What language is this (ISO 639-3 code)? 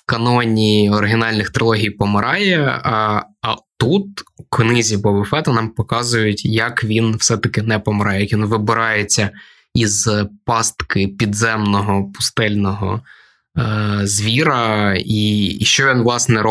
ukr